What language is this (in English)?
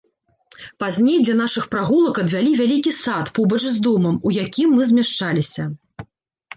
Belarusian